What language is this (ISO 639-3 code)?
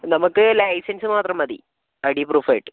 mal